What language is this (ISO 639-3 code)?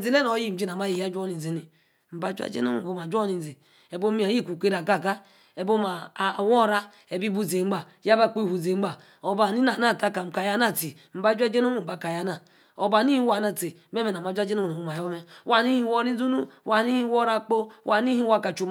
ekr